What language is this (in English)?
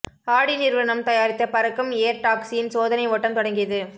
Tamil